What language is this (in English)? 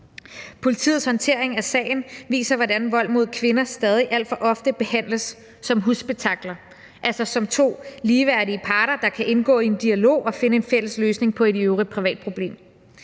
Danish